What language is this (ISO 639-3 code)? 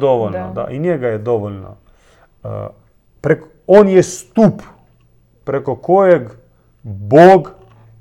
hrv